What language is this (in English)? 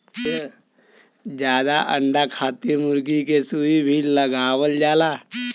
Bhojpuri